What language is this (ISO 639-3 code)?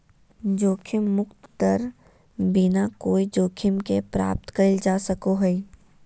mag